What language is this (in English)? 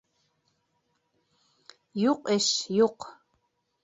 Bashkir